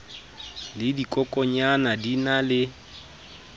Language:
Southern Sotho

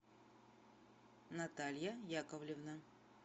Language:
Russian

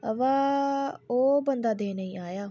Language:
Dogri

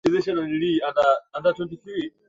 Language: Swahili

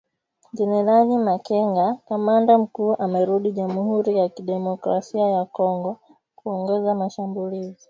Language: Swahili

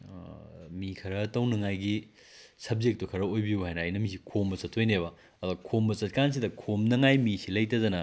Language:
Manipuri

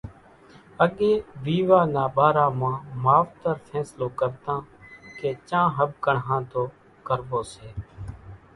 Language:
Kachi Koli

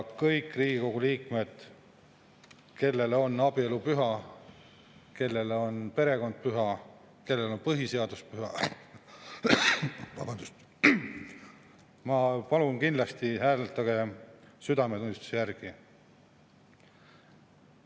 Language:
Estonian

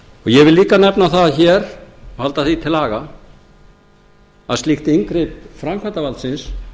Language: Icelandic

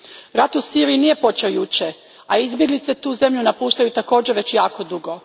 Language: Croatian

